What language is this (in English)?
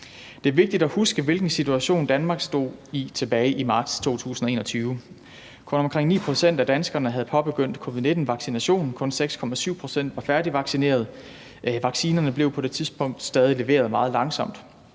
Danish